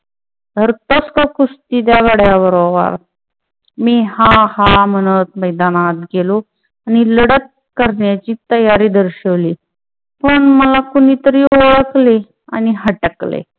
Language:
Marathi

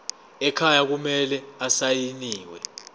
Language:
Zulu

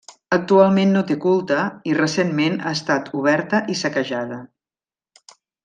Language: Catalan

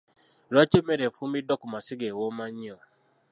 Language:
Ganda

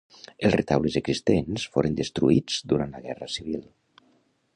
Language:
Catalan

